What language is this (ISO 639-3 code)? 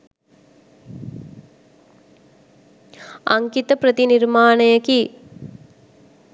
sin